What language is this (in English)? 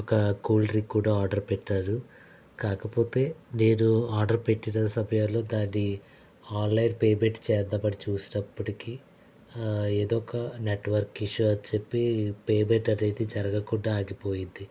Telugu